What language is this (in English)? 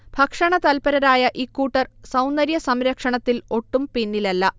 Malayalam